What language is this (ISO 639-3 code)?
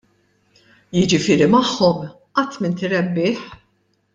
mlt